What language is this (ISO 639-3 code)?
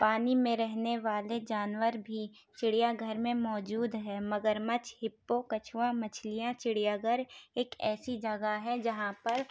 urd